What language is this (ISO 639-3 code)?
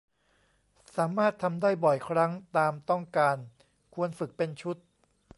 tha